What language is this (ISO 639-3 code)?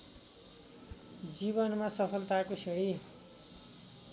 nep